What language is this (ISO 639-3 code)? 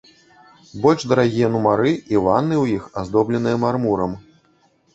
bel